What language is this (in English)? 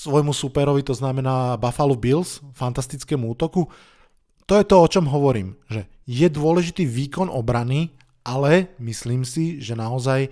Slovak